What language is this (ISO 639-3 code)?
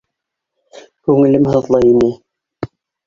bak